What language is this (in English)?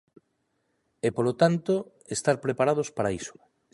Galician